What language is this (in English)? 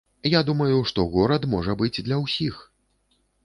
Belarusian